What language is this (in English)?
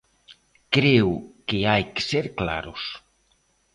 Galician